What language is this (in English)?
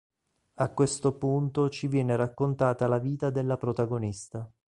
Italian